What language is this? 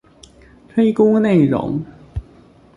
Chinese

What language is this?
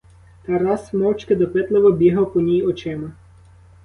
Ukrainian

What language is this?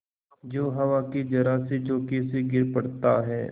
Hindi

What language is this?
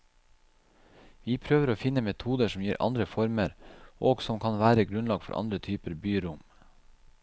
Norwegian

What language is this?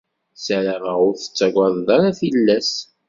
Kabyle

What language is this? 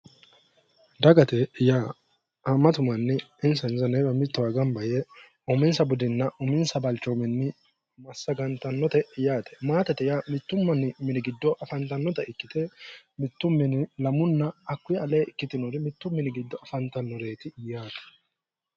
Sidamo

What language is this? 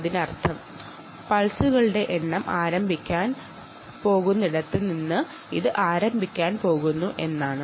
Malayalam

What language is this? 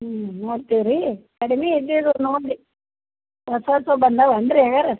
Kannada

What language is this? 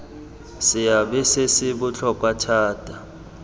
Tswana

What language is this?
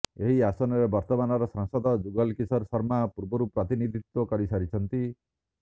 Odia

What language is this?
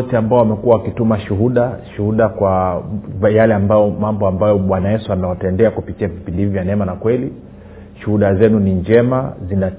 Swahili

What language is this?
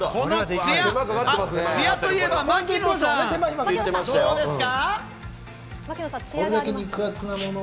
Japanese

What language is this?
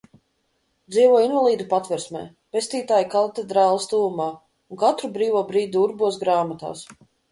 Latvian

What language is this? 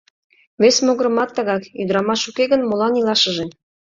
Mari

